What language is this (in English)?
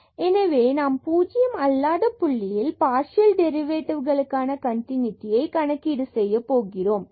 Tamil